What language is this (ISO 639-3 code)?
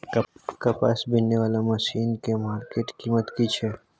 mai